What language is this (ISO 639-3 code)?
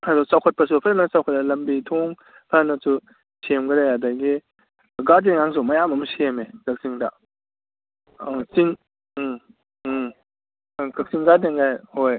mni